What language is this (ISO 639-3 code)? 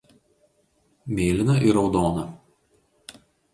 lit